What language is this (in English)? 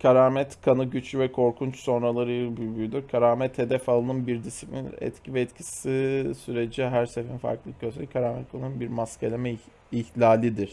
Turkish